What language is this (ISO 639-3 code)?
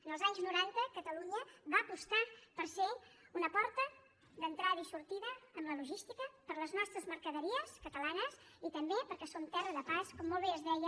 cat